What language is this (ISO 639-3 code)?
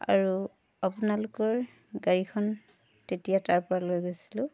asm